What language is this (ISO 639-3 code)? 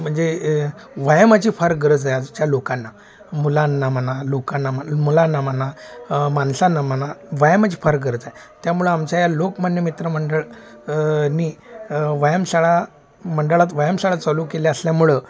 mar